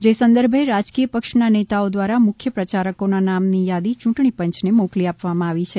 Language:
Gujarati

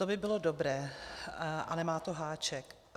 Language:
Czech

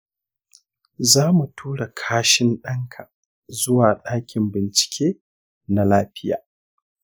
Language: Hausa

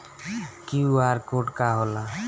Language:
Bhojpuri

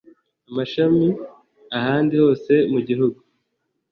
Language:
Kinyarwanda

